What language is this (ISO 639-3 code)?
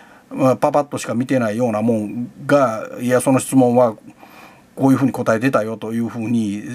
jpn